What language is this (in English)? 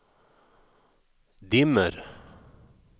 Swedish